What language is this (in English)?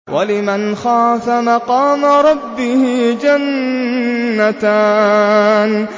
Arabic